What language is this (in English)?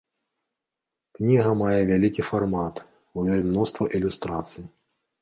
Belarusian